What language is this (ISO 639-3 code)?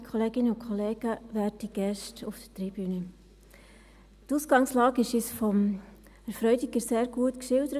gsw